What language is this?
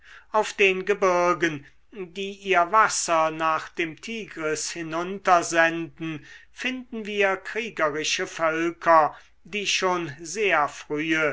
German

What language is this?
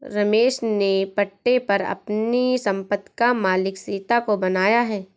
Hindi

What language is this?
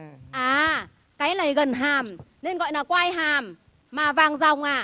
Vietnamese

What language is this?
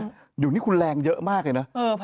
Thai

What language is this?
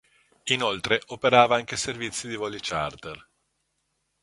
Italian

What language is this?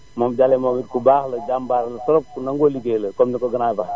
Wolof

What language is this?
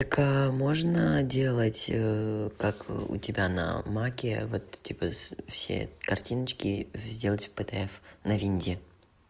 Russian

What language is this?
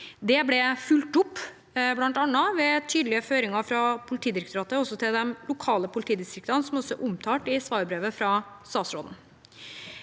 Norwegian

